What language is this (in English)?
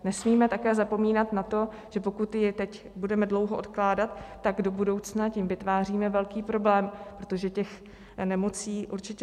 Czech